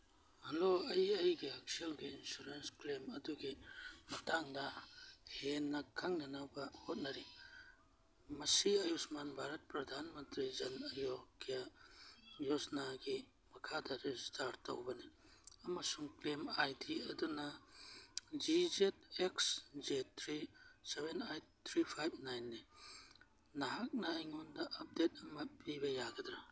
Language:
Manipuri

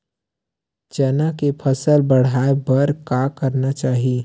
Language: Chhattisgarhi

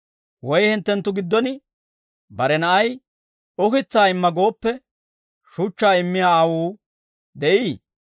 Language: Dawro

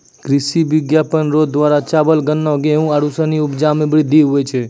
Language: Maithili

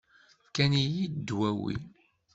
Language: Kabyle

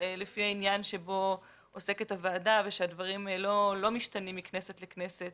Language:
Hebrew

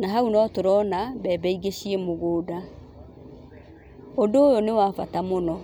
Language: Kikuyu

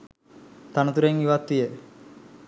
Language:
Sinhala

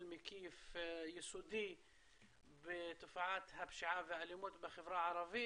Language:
Hebrew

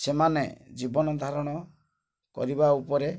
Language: Odia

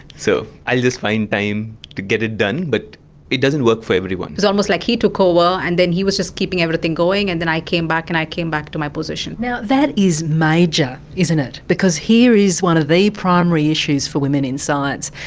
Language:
English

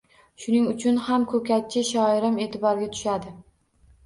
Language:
Uzbek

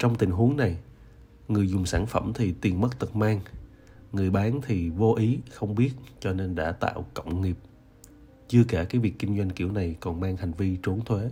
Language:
Vietnamese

